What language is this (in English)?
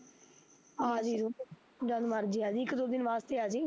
Punjabi